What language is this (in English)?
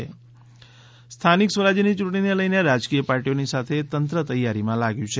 Gujarati